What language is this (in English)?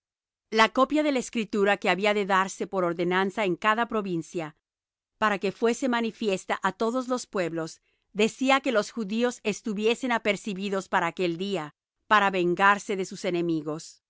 Spanish